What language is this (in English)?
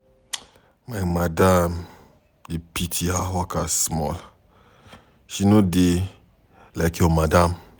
Nigerian Pidgin